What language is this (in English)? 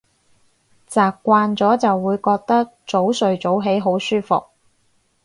Cantonese